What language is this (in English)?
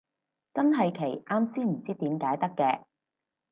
Cantonese